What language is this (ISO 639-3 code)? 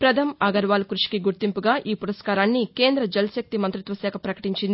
tel